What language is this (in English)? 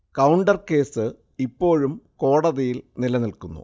Malayalam